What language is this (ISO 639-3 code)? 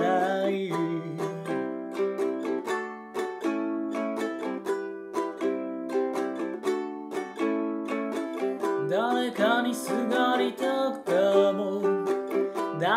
nld